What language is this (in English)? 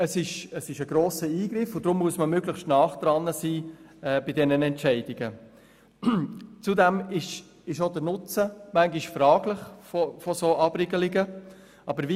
Swiss German